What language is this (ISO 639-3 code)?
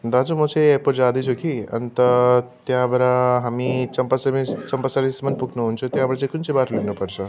nep